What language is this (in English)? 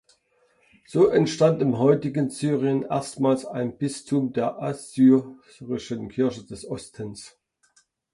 German